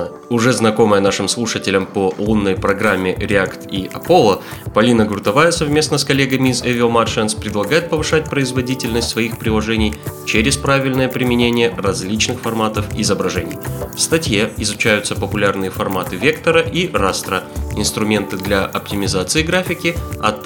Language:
Russian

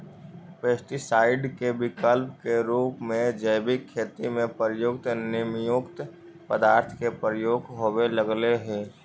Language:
Magahi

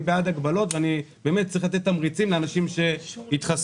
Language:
Hebrew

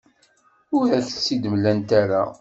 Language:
Kabyle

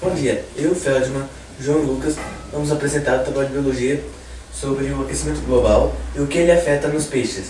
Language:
Portuguese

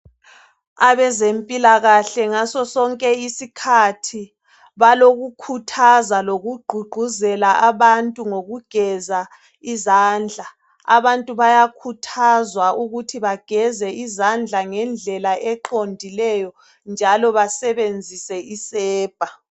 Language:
North Ndebele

